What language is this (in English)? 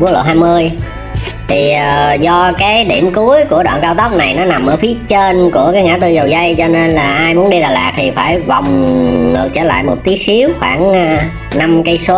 Vietnamese